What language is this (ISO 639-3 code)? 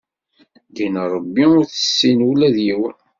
kab